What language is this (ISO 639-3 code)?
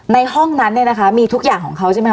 tha